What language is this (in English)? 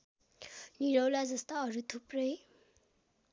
Nepali